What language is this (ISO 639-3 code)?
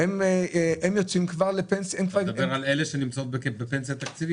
heb